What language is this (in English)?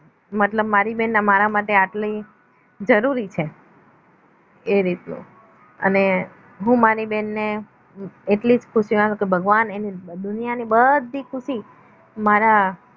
Gujarati